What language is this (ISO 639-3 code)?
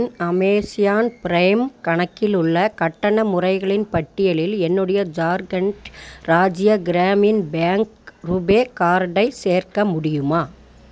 tam